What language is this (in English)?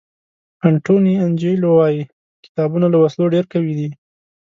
Pashto